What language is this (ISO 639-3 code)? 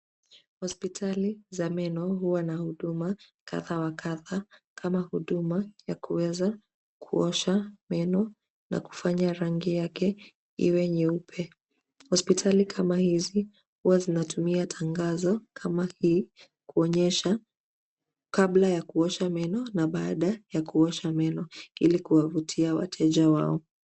swa